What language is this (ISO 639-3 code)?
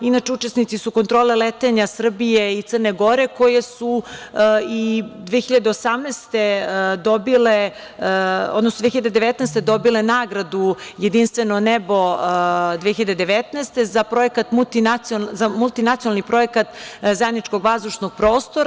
srp